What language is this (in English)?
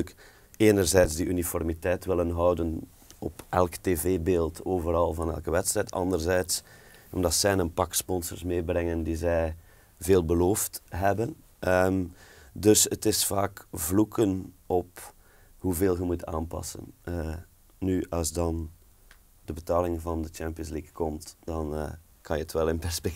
Dutch